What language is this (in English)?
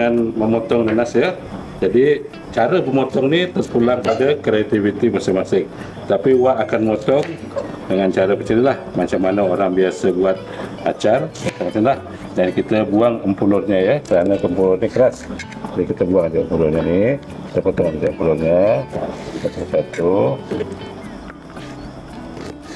Malay